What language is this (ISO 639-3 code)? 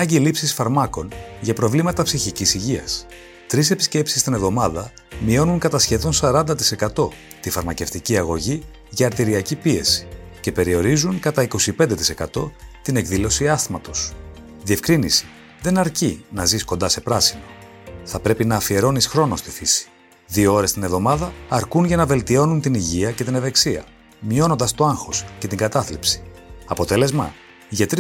ell